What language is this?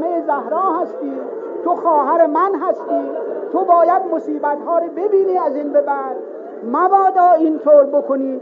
Persian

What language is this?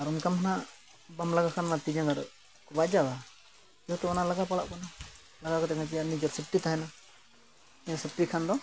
Santali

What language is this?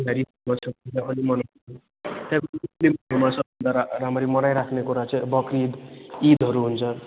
Nepali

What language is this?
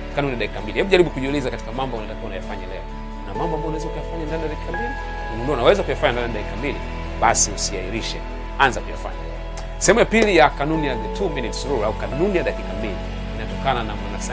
Swahili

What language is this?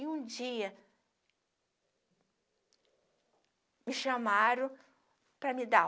Portuguese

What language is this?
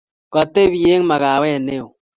Kalenjin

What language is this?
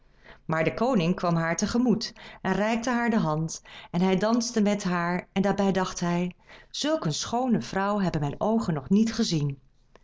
Dutch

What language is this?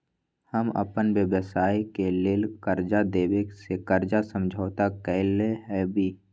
Magahi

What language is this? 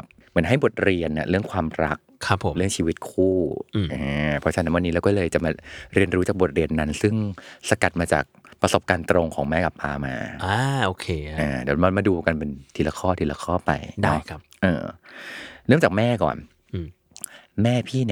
Thai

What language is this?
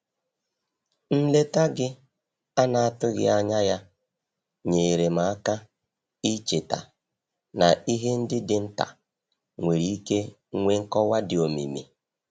Igbo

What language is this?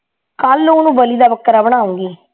Punjabi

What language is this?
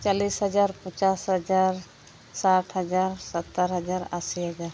Santali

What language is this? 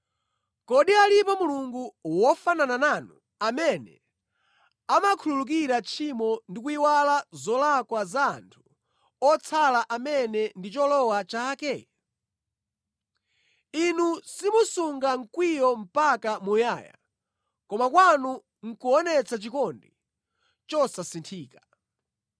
Nyanja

